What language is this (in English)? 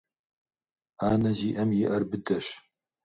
Kabardian